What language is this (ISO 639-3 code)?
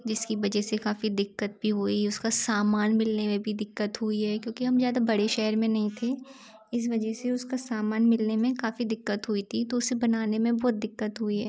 hin